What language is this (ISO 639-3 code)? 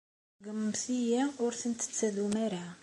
kab